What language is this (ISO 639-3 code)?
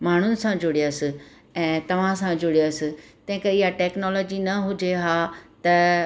snd